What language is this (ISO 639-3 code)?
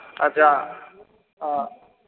mai